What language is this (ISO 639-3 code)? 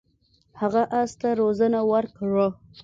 pus